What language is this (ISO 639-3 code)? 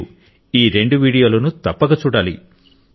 tel